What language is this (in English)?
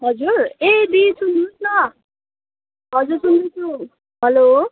Nepali